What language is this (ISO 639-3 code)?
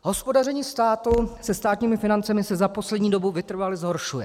ces